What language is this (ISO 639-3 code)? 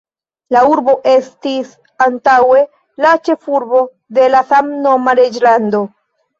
epo